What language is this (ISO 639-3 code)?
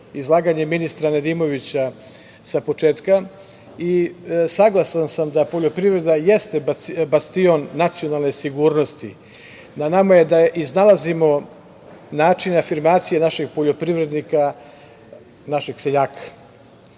srp